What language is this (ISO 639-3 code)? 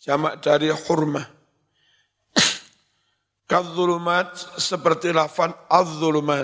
ind